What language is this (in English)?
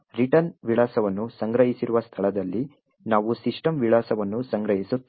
Kannada